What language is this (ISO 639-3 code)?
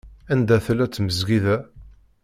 kab